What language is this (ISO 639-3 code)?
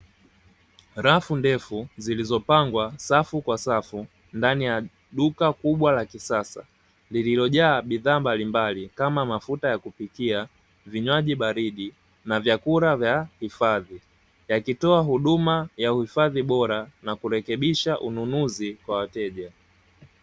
swa